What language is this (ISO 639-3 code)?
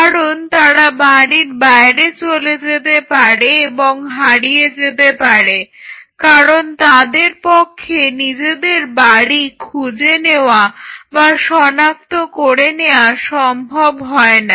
ben